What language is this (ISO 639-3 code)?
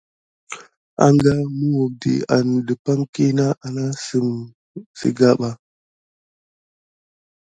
gid